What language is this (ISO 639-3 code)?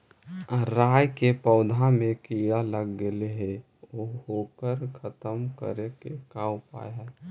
mag